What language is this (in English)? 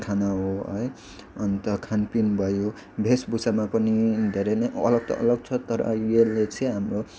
Nepali